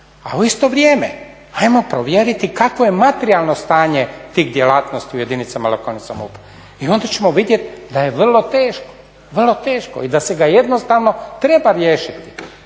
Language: Croatian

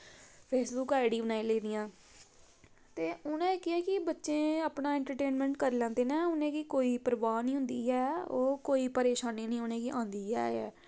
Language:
Dogri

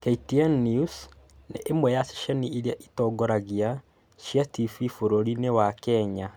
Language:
Kikuyu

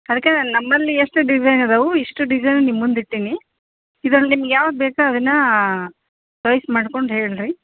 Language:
Kannada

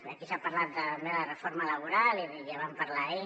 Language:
Catalan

